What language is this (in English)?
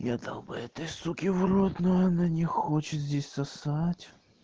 Russian